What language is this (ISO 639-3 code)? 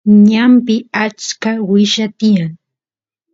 qus